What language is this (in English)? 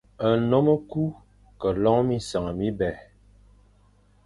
Fang